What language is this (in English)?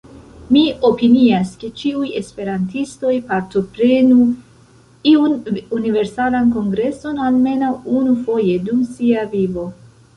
Esperanto